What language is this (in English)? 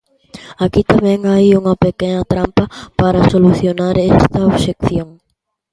Galician